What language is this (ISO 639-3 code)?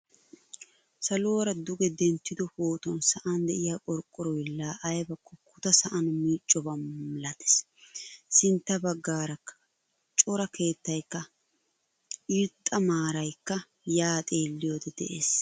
wal